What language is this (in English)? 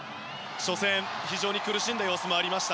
Japanese